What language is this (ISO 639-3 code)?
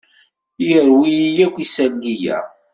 kab